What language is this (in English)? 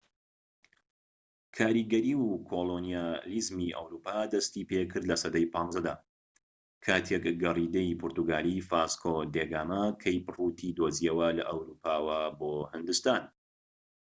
Central Kurdish